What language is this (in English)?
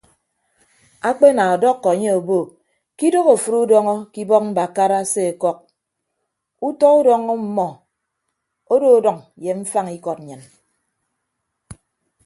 Ibibio